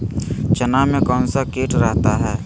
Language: Magahi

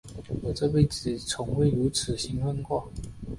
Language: Chinese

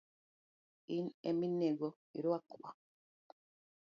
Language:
Luo (Kenya and Tanzania)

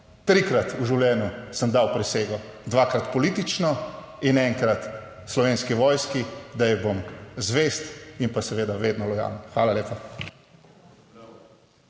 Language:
Slovenian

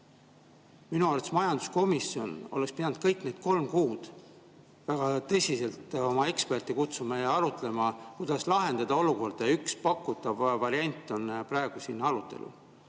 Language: Estonian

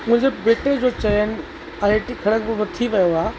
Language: Sindhi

